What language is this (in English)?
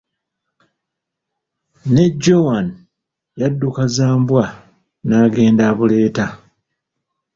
Ganda